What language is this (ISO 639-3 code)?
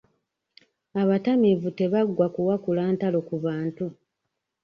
lug